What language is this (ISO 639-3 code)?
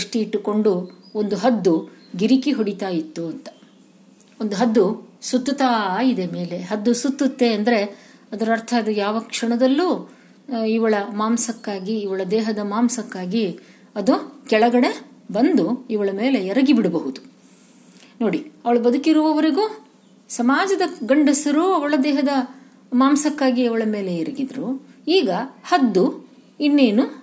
kan